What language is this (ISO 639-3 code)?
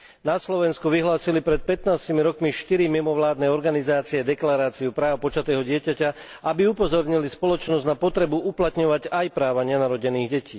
slk